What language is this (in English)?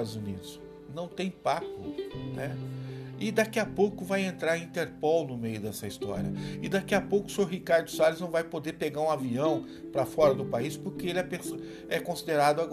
Portuguese